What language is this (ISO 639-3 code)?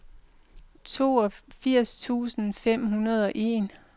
dan